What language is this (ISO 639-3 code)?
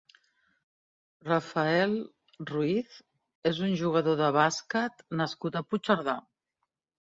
cat